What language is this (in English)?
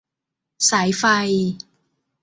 Thai